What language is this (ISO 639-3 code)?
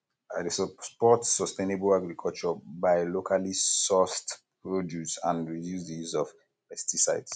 pcm